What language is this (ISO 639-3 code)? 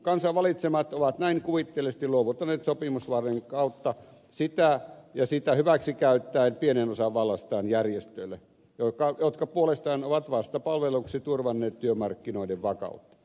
fin